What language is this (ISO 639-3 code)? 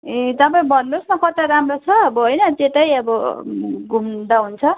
nep